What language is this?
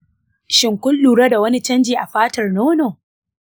Hausa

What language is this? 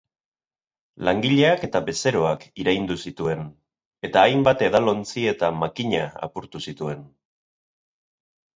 Basque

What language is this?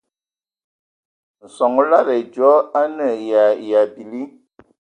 Ewondo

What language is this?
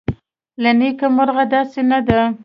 Pashto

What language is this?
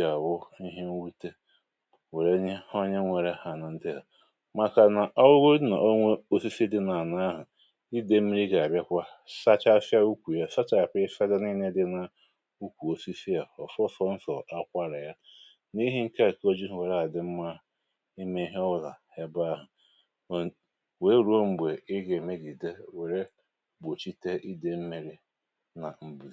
Igbo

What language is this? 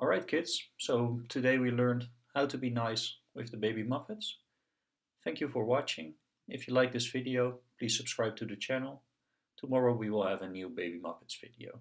English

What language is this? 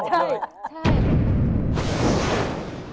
Thai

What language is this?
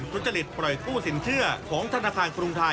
Thai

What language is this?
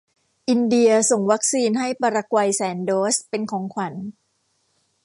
Thai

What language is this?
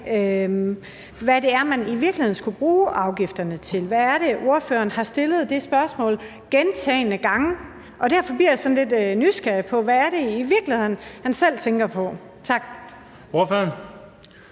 Danish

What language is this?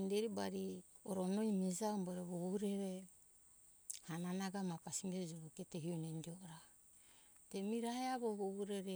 Hunjara-Kaina Ke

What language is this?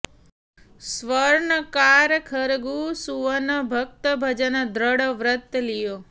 Sanskrit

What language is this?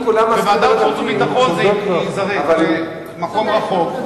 Hebrew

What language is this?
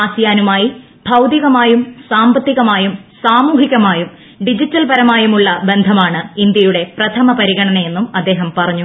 Malayalam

